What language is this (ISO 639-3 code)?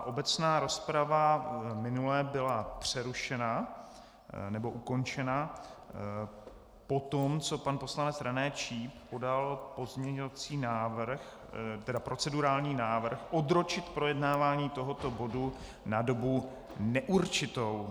ces